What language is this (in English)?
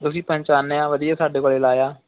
Punjabi